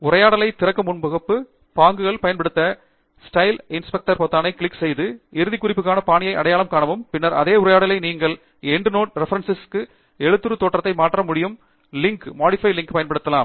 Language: Tamil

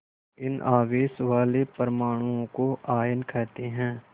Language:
Hindi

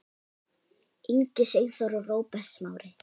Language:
Icelandic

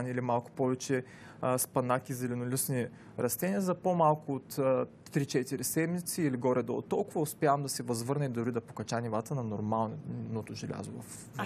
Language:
Bulgarian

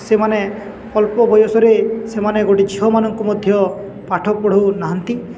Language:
Odia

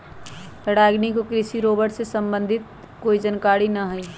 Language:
Magahi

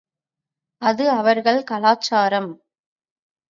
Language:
Tamil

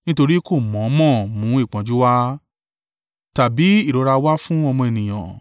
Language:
Yoruba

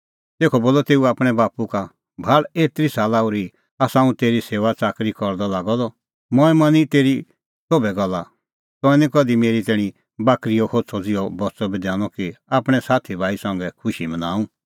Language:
Kullu Pahari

